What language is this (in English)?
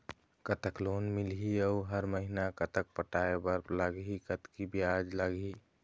Chhattisgarhi